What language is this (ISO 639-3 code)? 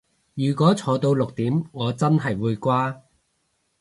yue